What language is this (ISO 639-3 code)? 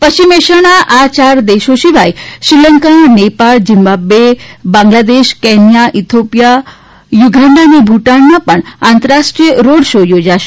guj